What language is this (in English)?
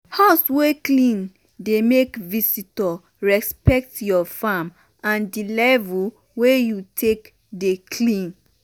Nigerian Pidgin